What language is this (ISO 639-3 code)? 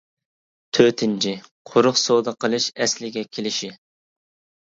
uig